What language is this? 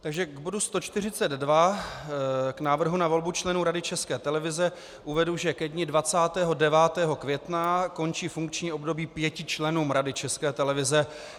Czech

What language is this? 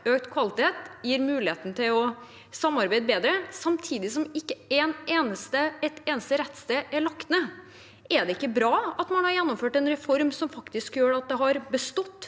Norwegian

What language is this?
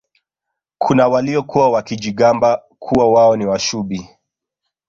Swahili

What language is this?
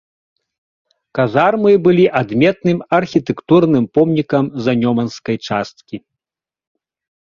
Belarusian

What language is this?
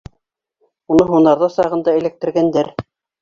Bashkir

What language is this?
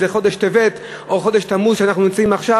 Hebrew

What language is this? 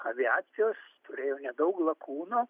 Lithuanian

